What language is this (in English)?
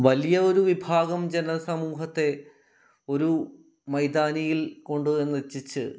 Malayalam